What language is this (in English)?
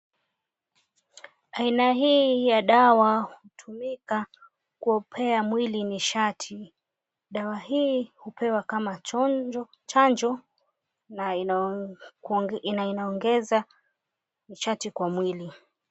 Swahili